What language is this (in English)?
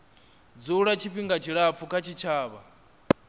Venda